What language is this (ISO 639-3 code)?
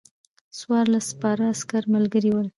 pus